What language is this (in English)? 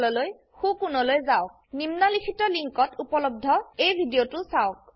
Assamese